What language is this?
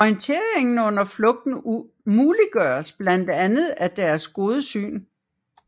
Danish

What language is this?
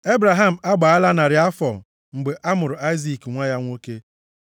Igbo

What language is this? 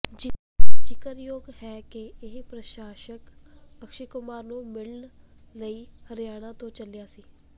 Punjabi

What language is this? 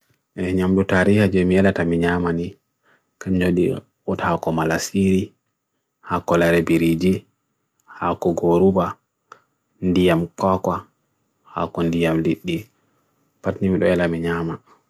Bagirmi Fulfulde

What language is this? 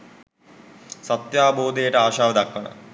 Sinhala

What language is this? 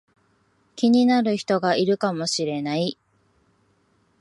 Japanese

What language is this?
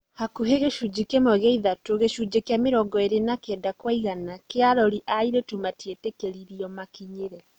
Kikuyu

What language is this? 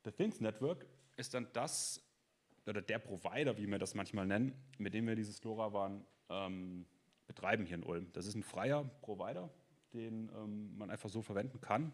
German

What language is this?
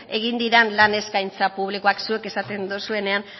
Basque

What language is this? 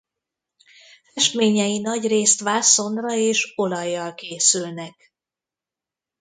Hungarian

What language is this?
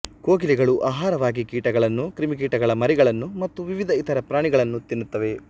Kannada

